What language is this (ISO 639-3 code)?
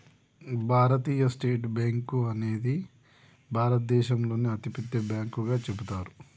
tel